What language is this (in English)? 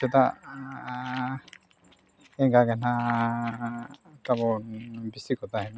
Santali